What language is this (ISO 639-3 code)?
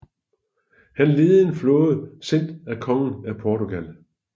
dan